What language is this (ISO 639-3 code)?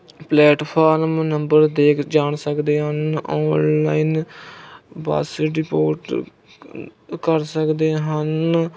pan